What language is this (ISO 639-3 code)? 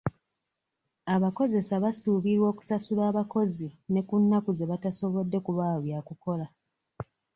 lug